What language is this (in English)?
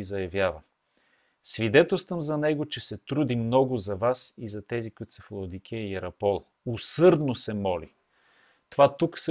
Bulgarian